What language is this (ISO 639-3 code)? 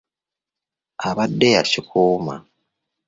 lug